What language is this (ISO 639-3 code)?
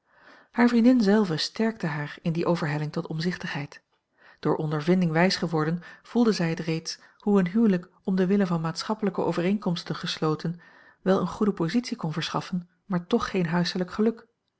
nld